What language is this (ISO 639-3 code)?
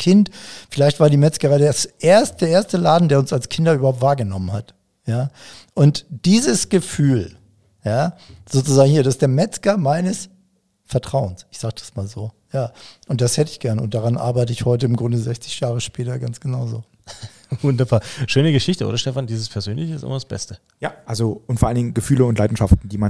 deu